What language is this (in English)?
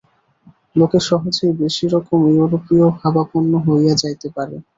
Bangla